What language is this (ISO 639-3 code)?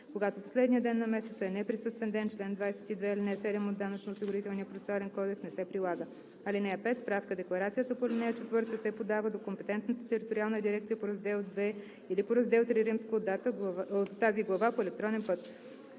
bul